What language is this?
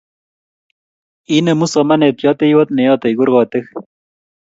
Kalenjin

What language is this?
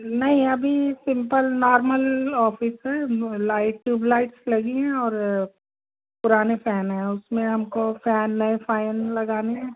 Hindi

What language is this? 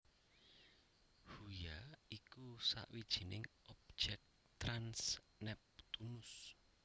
Javanese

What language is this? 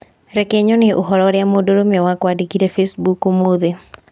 Kikuyu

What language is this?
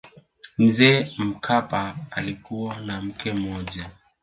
Swahili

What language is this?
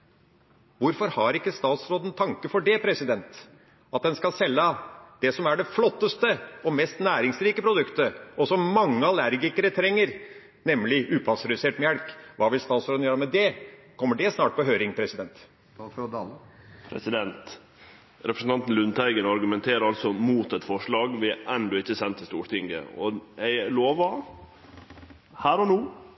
Norwegian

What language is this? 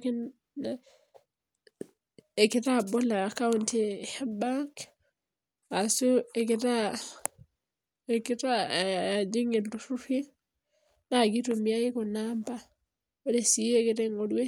Masai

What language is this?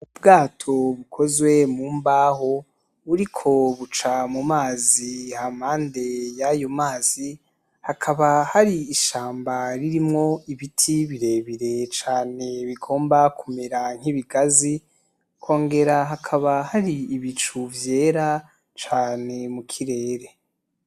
Rundi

